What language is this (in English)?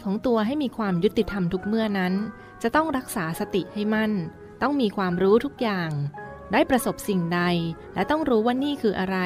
Thai